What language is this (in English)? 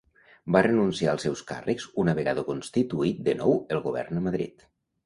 Catalan